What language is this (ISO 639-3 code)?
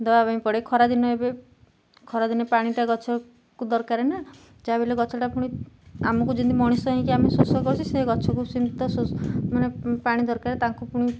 ori